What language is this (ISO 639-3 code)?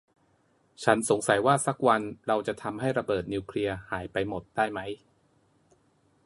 tha